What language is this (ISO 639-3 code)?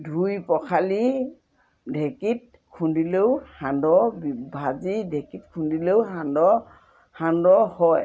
asm